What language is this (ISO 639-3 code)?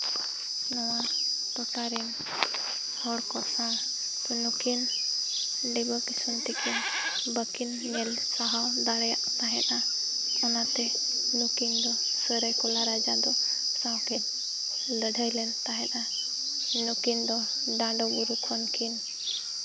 sat